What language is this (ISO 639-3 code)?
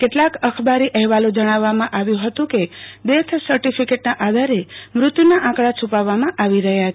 guj